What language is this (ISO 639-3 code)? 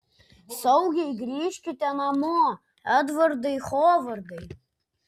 lit